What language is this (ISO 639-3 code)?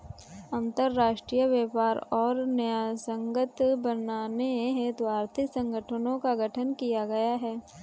hin